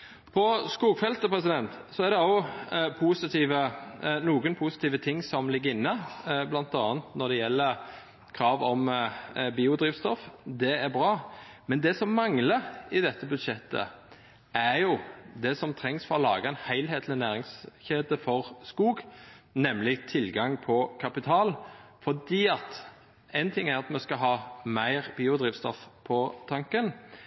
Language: Norwegian Nynorsk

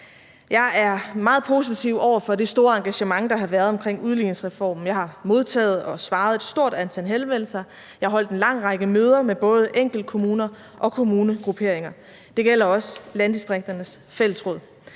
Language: Danish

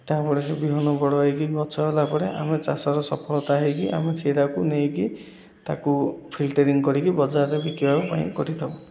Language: Odia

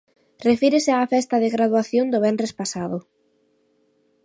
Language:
Galician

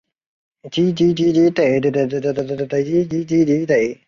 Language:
Chinese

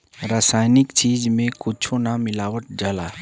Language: Bhojpuri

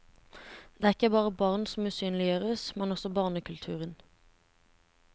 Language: Norwegian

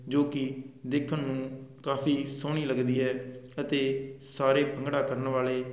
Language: Punjabi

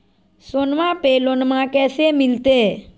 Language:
Magahi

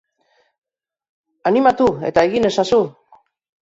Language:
Basque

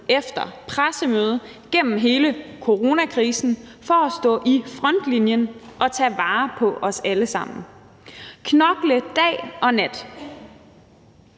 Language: Danish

